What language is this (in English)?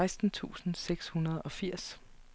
Danish